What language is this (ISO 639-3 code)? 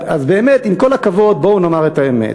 heb